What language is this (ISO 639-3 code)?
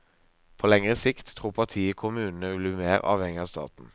nor